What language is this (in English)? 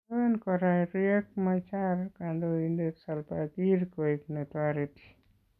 Kalenjin